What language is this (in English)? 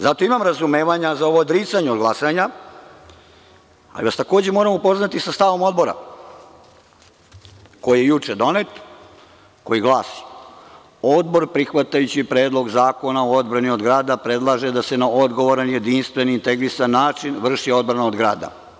Serbian